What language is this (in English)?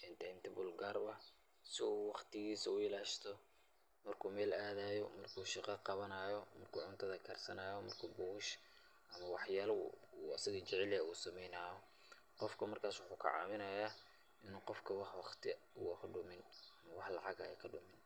Somali